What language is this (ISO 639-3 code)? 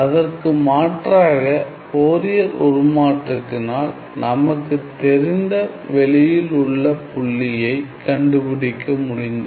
tam